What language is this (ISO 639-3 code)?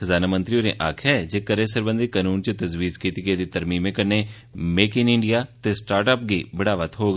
doi